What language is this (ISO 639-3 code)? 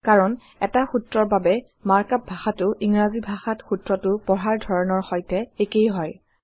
asm